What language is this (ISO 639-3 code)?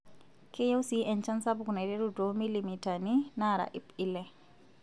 mas